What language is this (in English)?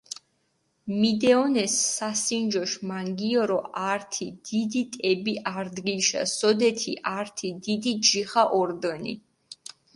Mingrelian